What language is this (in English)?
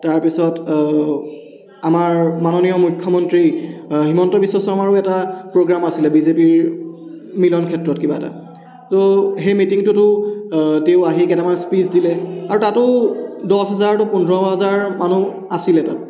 Assamese